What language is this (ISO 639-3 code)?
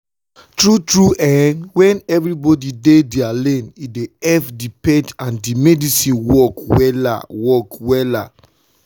pcm